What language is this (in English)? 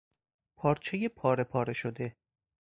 Persian